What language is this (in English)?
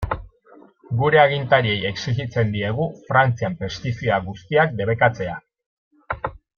Basque